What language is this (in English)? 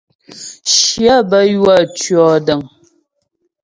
Ghomala